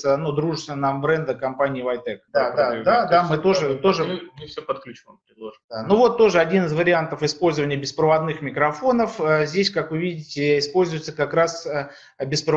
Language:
Russian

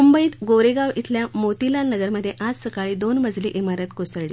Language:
Marathi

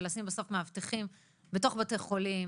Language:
Hebrew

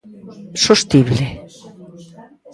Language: Galician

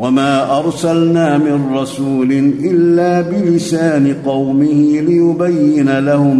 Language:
Arabic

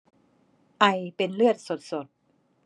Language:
Thai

